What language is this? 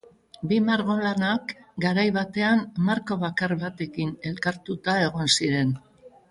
Basque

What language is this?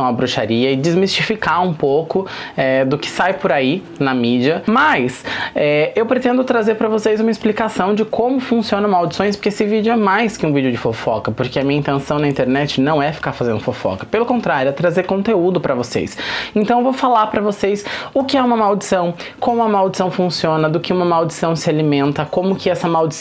Portuguese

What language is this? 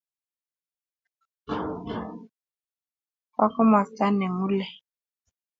Kalenjin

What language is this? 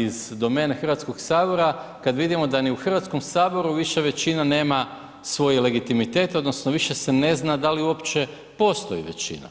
Croatian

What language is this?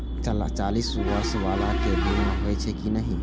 Maithili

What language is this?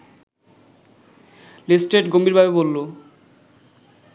Bangla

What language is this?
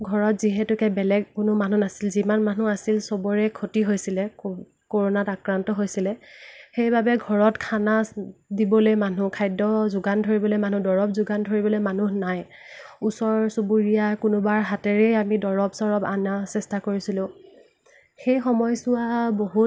Assamese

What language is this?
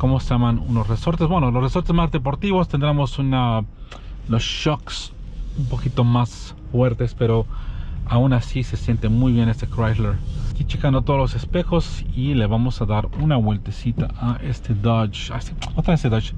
Spanish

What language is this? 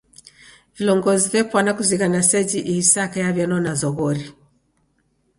Taita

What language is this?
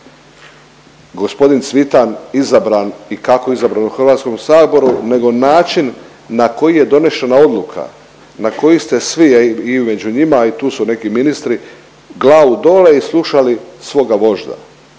Croatian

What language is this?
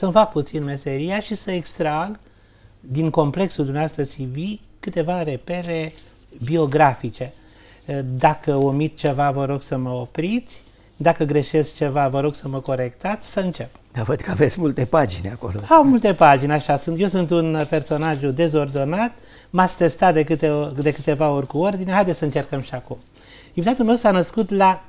Romanian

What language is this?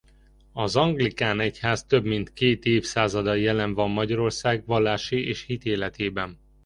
Hungarian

